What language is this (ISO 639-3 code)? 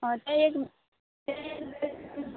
kok